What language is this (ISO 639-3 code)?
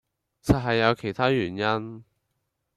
yue